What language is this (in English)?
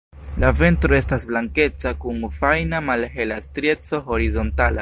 Esperanto